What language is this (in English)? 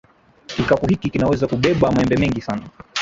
Swahili